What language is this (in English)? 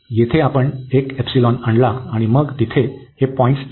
Marathi